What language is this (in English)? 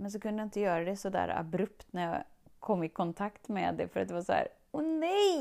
Swedish